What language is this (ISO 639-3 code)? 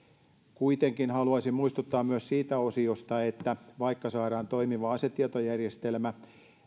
fin